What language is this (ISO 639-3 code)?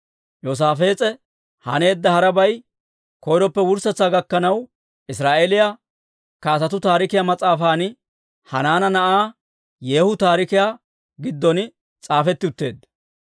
dwr